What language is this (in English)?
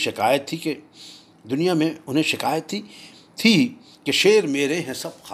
Urdu